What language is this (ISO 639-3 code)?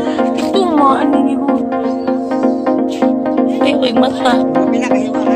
tha